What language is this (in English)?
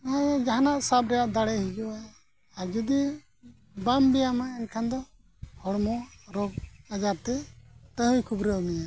Santali